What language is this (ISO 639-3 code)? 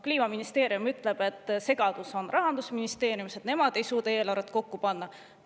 est